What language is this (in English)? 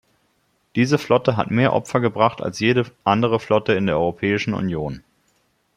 German